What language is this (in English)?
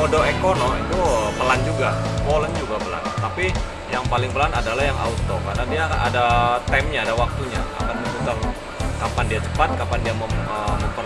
Indonesian